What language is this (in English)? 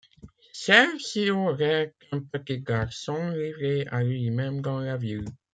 French